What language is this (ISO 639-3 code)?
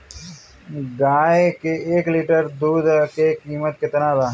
bho